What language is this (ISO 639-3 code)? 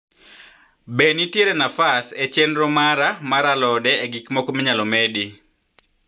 luo